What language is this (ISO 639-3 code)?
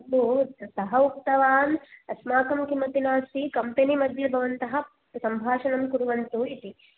san